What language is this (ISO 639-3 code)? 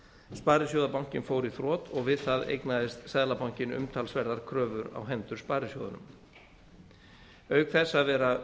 isl